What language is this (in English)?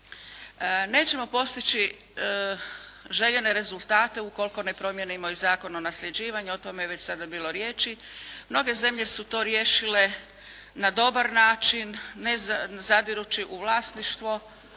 Croatian